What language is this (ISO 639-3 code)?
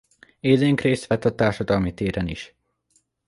hun